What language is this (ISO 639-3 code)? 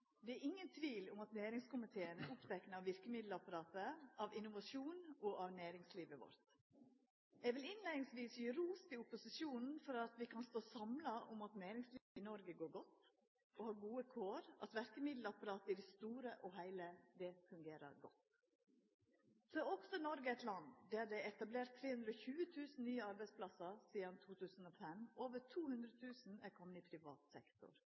nno